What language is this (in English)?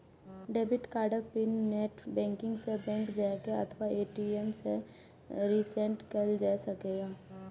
Maithili